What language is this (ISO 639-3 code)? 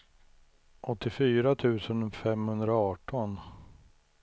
swe